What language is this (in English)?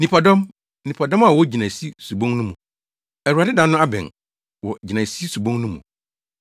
Akan